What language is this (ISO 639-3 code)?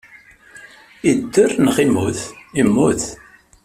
kab